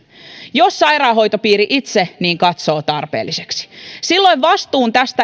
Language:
Finnish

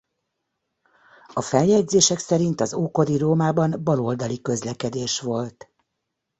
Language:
Hungarian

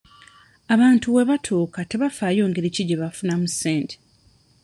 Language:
Ganda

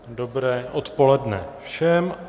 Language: Czech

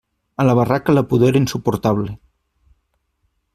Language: Catalan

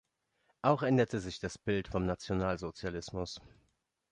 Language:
German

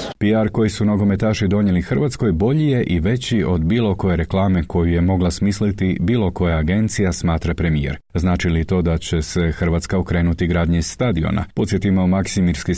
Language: Croatian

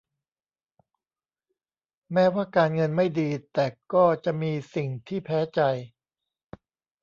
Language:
Thai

